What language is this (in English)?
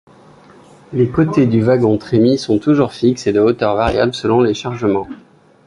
French